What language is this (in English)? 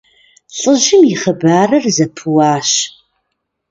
Kabardian